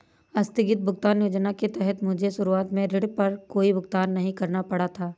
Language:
Hindi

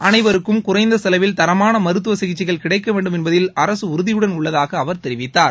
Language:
Tamil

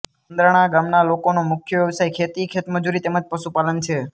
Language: Gujarati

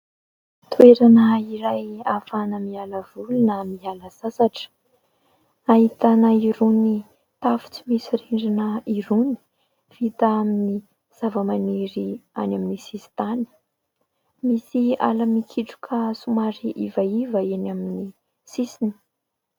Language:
Malagasy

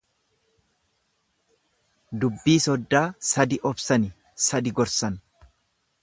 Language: Oromo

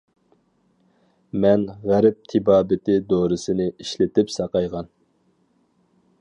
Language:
Uyghur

